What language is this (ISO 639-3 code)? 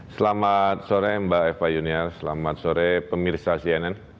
ind